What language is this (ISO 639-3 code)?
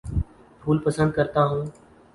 urd